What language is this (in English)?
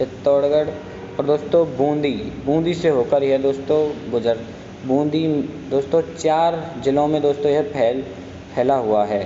Hindi